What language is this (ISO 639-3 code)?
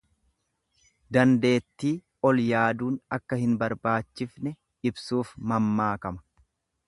orm